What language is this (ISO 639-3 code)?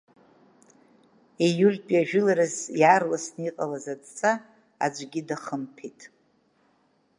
abk